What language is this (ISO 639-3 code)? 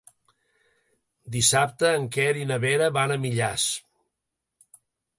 cat